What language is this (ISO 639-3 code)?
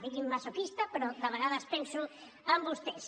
cat